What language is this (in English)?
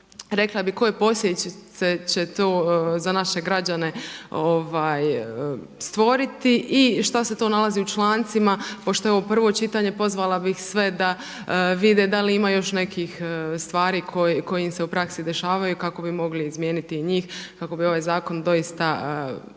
Croatian